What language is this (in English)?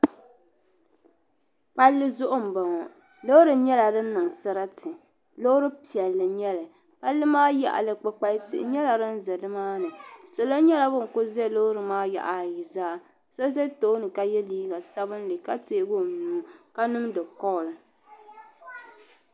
Dagbani